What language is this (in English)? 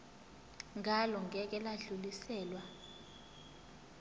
Zulu